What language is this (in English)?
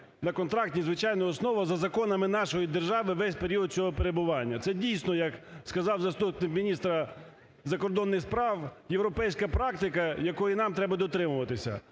Ukrainian